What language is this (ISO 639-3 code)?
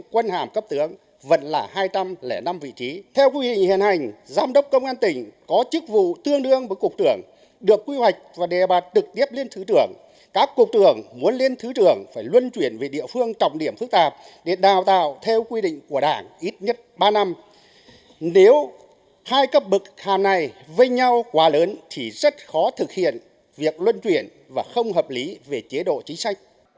vie